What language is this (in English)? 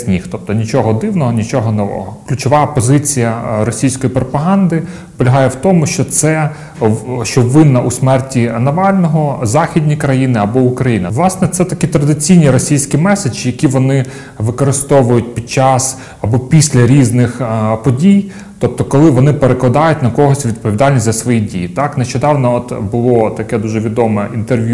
Ukrainian